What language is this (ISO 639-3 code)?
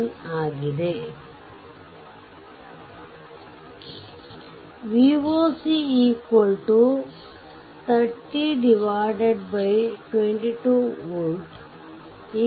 kan